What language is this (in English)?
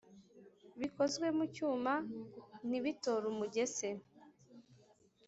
Kinyarwanda